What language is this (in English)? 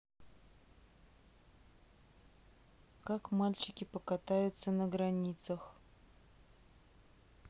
Russian